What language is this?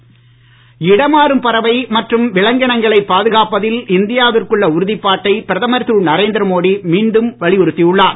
Tamil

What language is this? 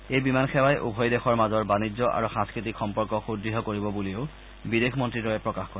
Assamese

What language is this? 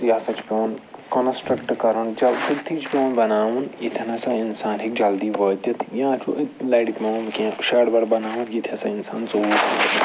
Kashmiri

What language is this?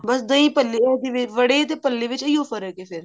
Punjabi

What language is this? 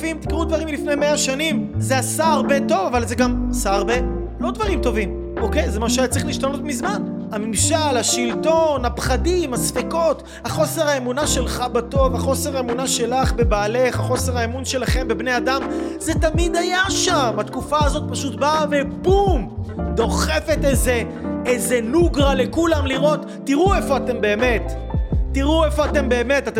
Hebrew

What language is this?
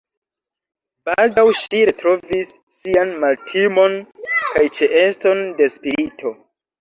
Esperanto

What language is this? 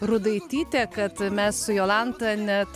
Lithuanian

